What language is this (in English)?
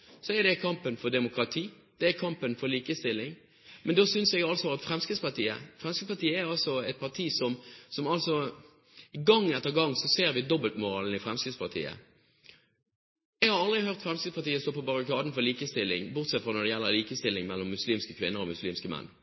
Norwegian Bokmål